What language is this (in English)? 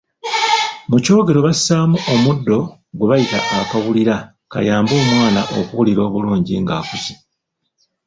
Ganda